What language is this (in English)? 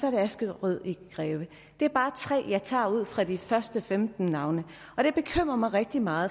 Danish